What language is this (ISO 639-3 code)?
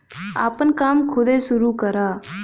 bho